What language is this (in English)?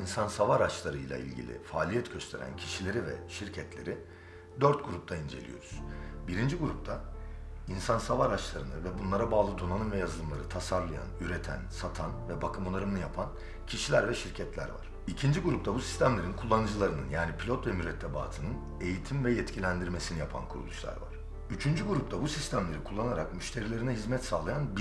Turkish